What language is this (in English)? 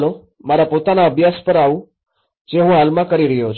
Gujarati